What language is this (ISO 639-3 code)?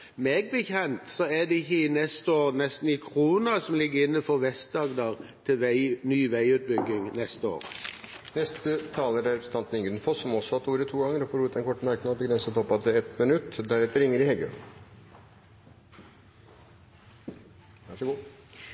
nob